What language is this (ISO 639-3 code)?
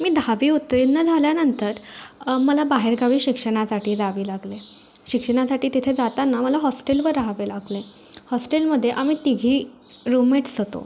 mar